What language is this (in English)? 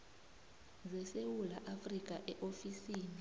South Ndebele